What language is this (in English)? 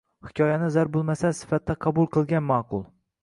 Uzbek